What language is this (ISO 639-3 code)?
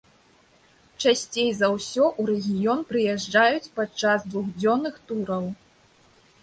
bel